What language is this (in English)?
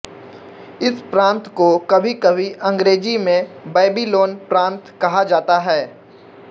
Hindi